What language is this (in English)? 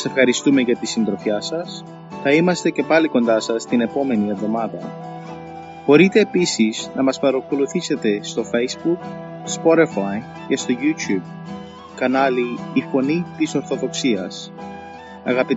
Greek